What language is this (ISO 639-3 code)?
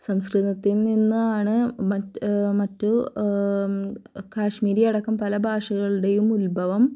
mal